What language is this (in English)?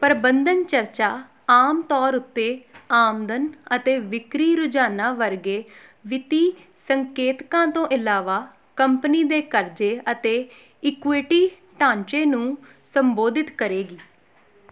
Punjabi